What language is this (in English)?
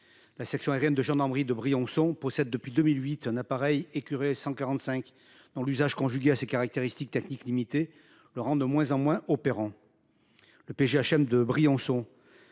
French